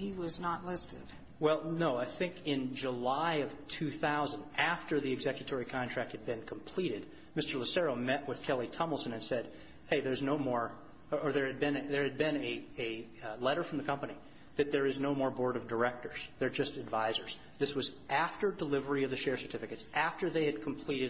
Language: English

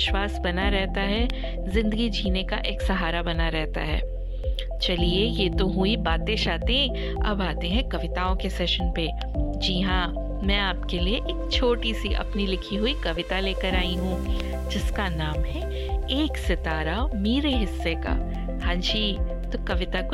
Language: Hindi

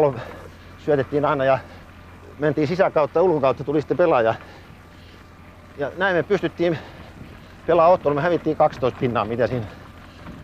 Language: Finnish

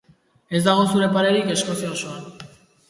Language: Basque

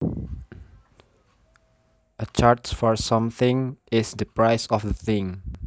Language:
Javanese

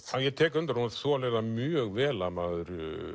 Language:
Icelandic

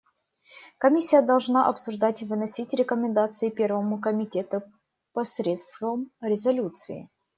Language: Russian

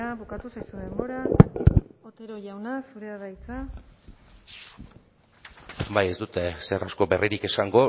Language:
Basque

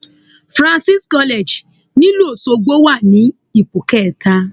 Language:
Yoruba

